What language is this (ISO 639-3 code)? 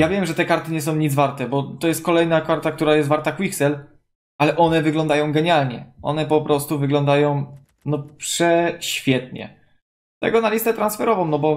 pol